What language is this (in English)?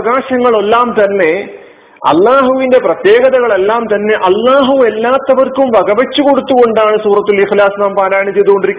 Malayalam